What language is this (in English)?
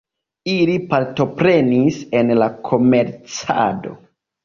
Esperanto